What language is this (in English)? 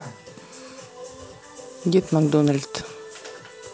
Russian